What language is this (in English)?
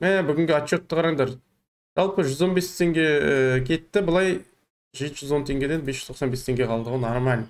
Turkish